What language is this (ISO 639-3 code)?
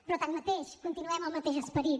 cat